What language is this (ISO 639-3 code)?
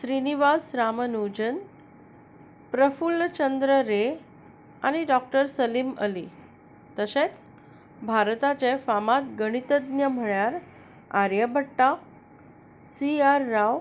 kok